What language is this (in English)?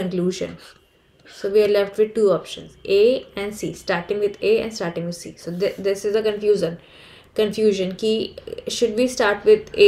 English